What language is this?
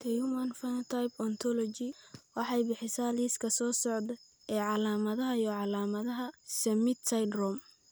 Somali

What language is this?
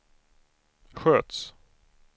Swedish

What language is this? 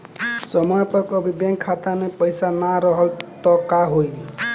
Bhojpuri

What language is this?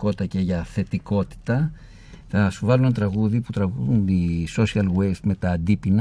Greek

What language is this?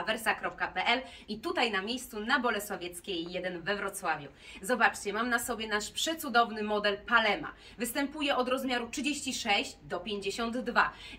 Polish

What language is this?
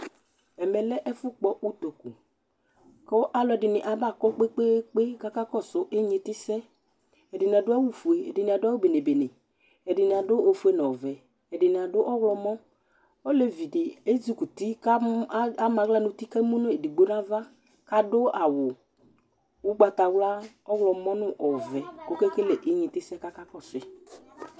Ikposo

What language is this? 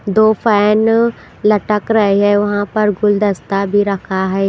Hindi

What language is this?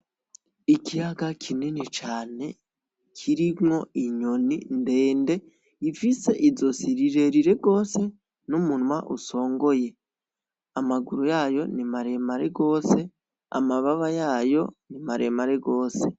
Rundi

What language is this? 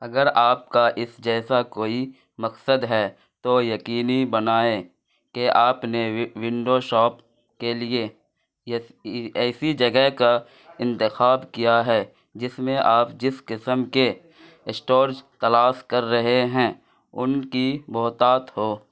Urdu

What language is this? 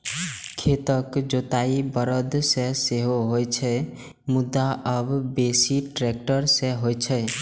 Maithili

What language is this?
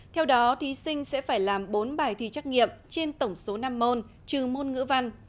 Vietnamese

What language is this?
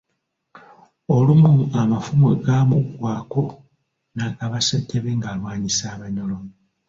Ganda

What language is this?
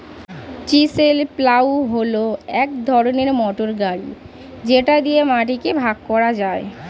Bangla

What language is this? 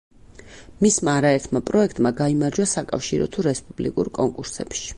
Georgian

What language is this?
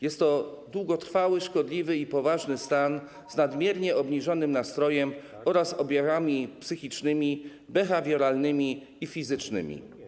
Polish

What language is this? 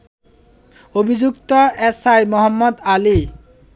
Bangla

